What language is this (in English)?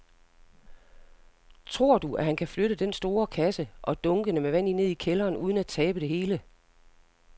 Danish